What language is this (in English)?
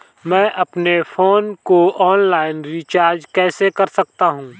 Hindi